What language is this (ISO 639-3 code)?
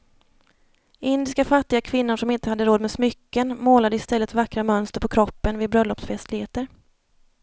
swe